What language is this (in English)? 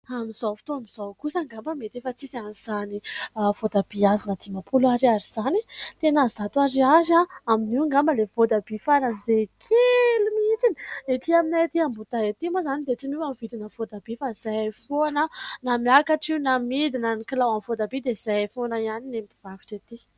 Malagasy